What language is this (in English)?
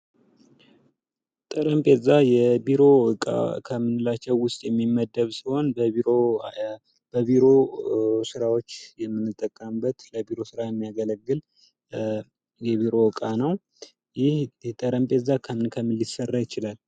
Amharic